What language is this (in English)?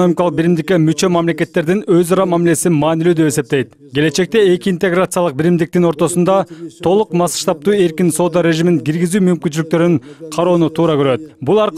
Turkish